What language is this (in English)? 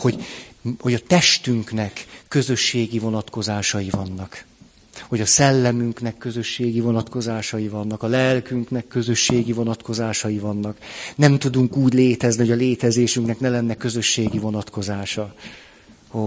Hungarian